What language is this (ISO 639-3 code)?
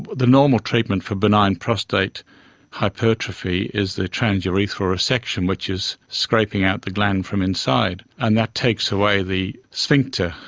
eng